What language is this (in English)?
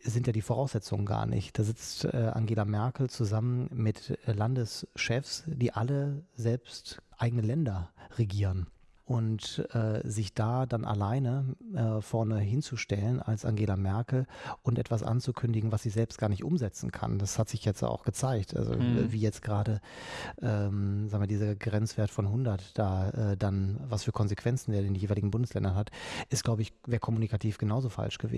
German